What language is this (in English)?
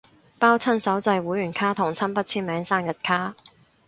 Cantonese